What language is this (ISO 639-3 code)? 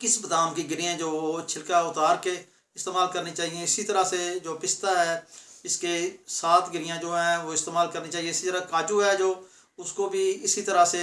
urd